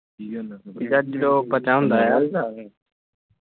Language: Punjabi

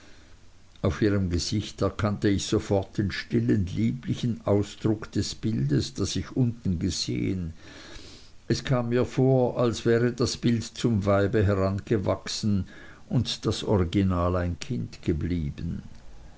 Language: German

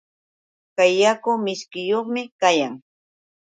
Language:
Yauyos Quechua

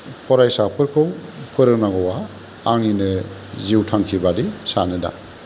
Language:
Bodo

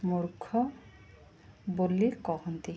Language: Odia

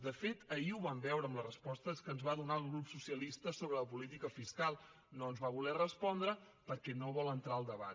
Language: Catalan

